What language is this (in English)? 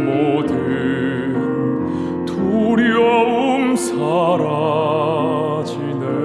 Korean